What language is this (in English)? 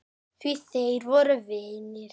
Icelandic